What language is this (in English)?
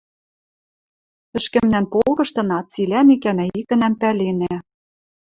Western Mari